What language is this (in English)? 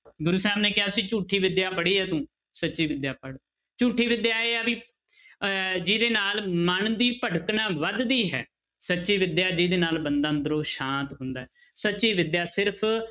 Punjabi